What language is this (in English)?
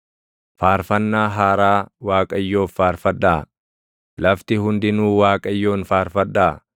Oromo